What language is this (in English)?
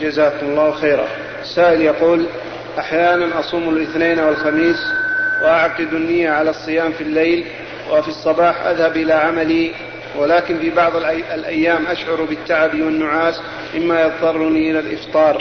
Arabic